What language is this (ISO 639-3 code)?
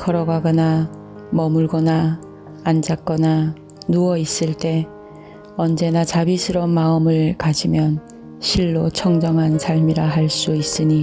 kor